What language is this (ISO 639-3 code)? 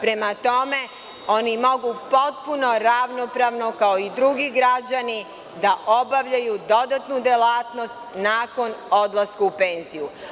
srp